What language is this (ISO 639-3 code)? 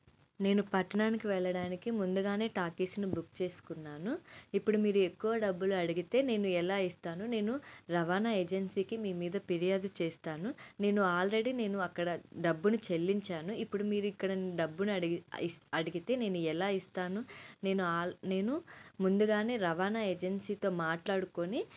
tel